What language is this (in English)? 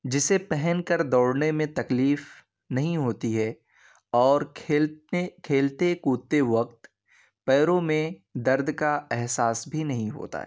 Urdu